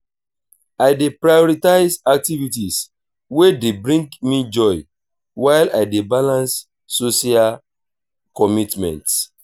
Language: Nigerian Pidgin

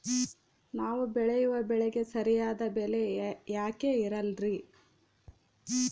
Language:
Kannada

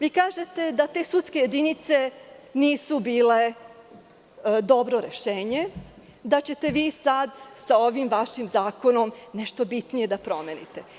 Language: Serbian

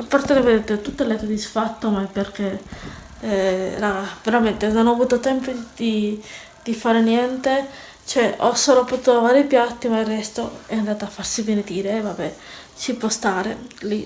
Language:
Italian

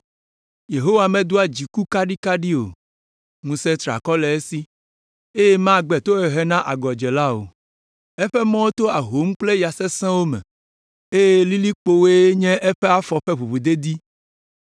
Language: Ewe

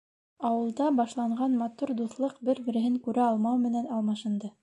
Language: Bashkir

